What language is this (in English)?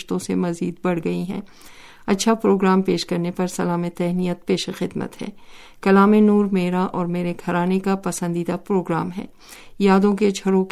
Urdu